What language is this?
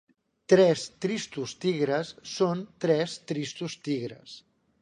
Catalan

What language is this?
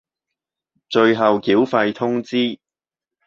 Cantonese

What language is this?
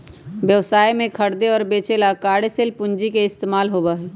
Magahi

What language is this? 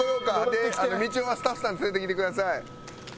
Japanese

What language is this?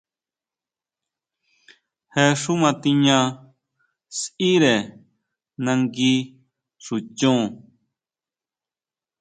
Huautla Mazatec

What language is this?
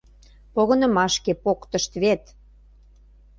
Mari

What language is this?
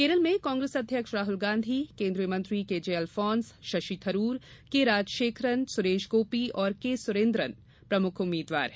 Hindi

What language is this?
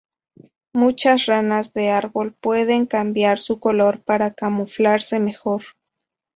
Spanish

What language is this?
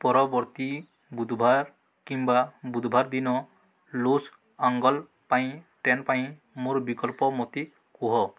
Odia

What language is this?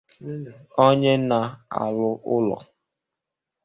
Igbo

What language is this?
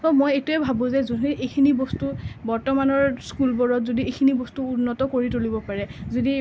Assamese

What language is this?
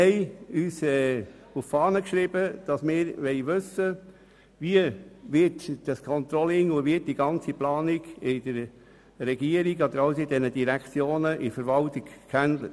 Swiss German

